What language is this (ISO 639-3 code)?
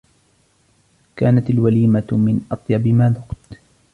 ara